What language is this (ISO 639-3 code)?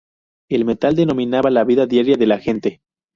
spa